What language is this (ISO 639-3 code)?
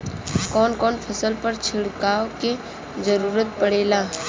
bho